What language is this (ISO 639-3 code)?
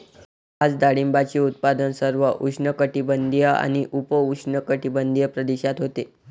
mar